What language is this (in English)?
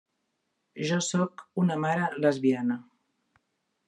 Catalan